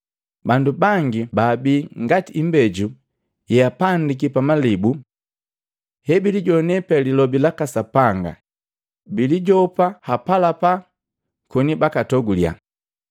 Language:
Matengo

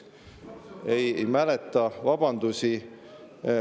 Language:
Estonian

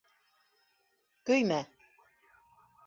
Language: Bashkir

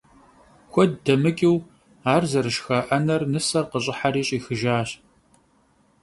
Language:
Kabardian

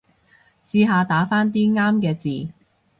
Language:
Cantonese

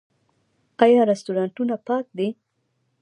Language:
Pashto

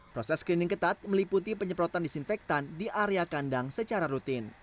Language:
Indonesian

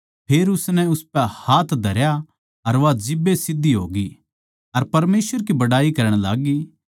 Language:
Haryanvi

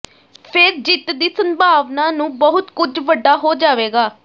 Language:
Punjabi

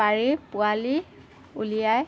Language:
Assamese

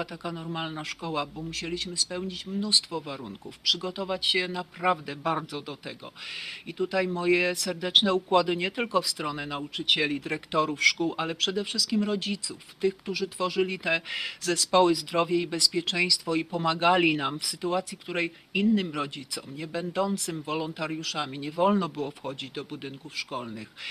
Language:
Polish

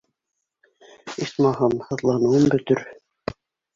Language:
Bashkir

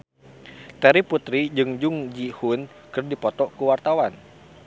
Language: Sundanese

